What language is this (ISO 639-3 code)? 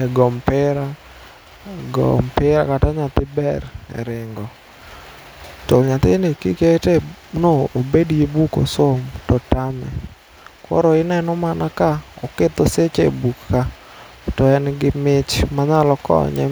luo